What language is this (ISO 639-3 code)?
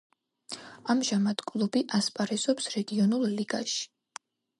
kat